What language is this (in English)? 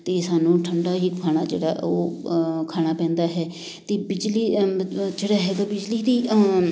Punjabi